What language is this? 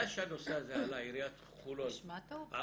Hebrew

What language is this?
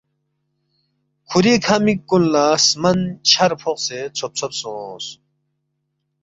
Balti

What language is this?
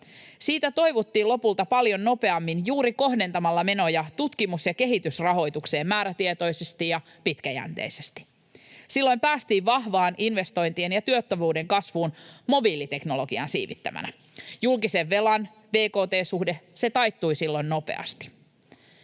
Finnish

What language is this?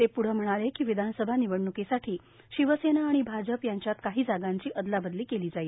Marathi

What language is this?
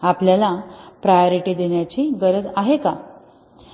Marathi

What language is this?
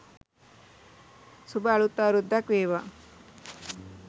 Sinhala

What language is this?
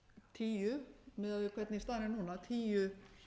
Icelandic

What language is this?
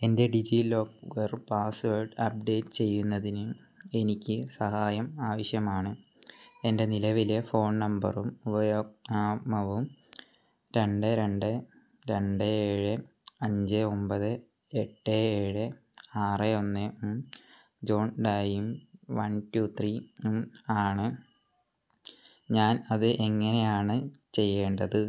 Malayalam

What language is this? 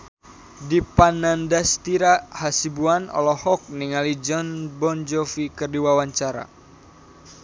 Sundanese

